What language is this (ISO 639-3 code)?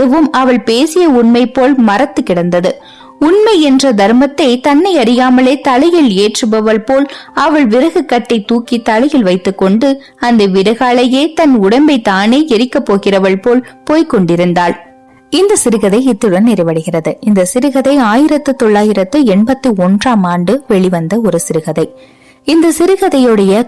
tam